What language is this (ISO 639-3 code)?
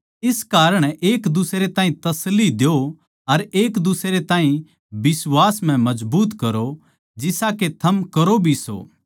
bgc